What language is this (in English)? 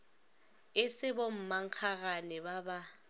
Northern Sotho